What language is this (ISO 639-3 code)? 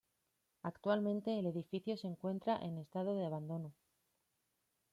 spa